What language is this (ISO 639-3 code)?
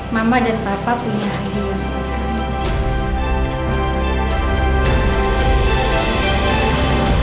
ind